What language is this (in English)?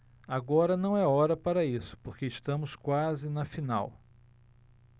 Portuguese